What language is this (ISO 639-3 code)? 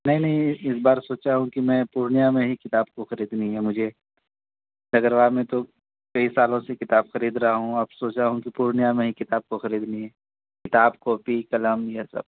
urd